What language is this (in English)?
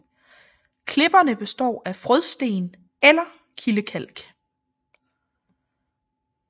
Danish